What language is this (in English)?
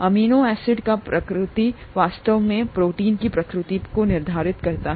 Hindi